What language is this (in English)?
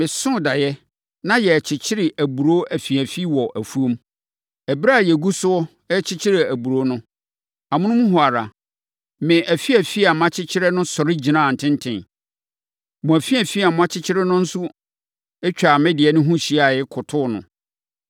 Akan